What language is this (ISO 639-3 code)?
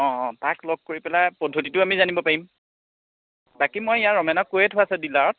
asm